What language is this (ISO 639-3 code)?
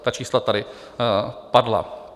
ces